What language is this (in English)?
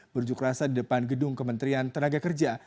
Indonesian